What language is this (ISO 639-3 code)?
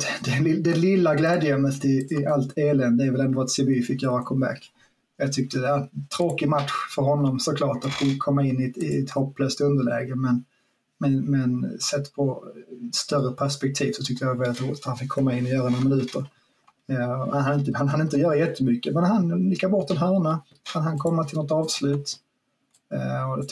swe